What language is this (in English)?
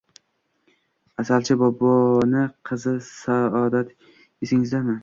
Uzbek